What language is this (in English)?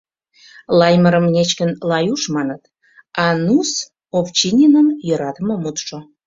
Mari